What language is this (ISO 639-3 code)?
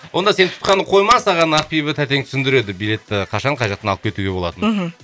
kaz